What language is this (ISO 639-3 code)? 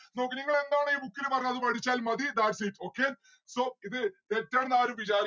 mal